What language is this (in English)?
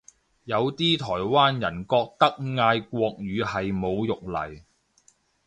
Cantonese